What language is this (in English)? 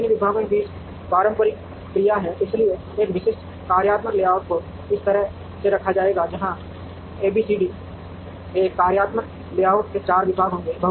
Hindi